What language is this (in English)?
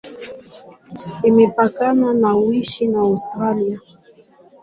Swahili